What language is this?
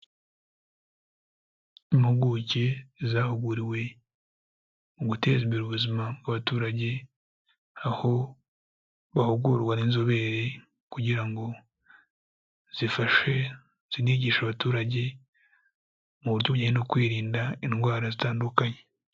Kinyarwanda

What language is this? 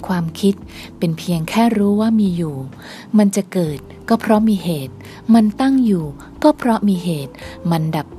Thai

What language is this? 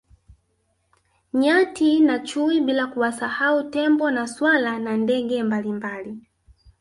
Swahili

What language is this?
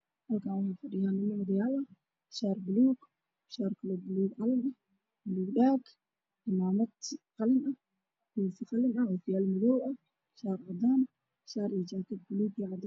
Somali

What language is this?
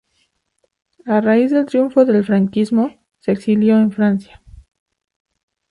Spanish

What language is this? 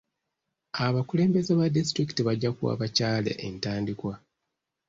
Ganda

